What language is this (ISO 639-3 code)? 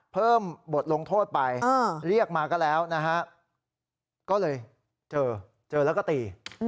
tha